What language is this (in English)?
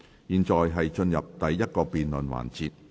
Cantonese